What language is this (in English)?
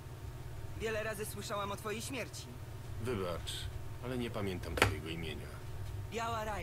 Polish